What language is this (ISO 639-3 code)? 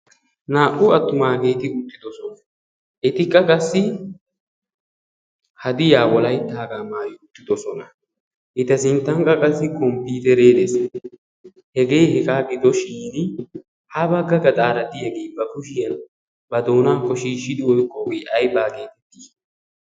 wal